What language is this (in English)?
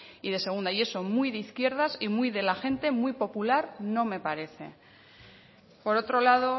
Spanish